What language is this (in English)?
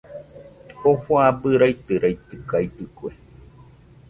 Nüpode Huitoto